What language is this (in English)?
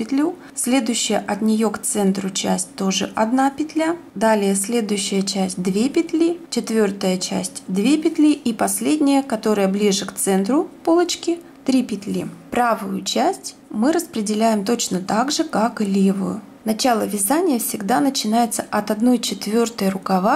Russian